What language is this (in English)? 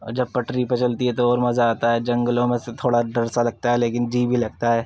Urdu